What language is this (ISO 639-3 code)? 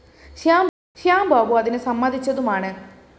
mal